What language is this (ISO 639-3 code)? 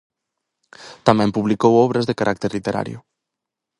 glg